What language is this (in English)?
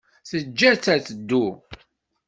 Kabyle